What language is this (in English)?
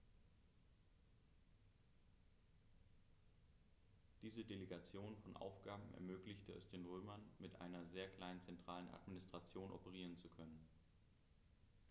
German